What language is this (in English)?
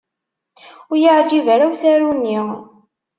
Kabyle